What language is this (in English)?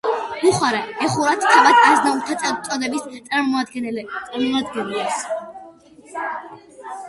Georgian